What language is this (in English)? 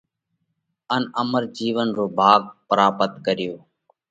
Parkari Koli